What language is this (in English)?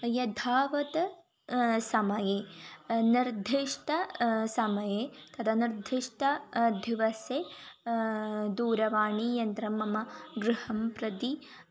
Sanskrit